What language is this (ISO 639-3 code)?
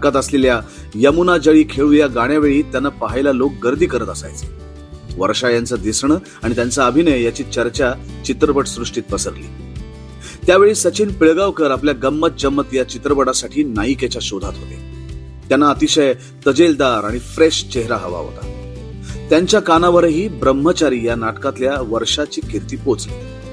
mar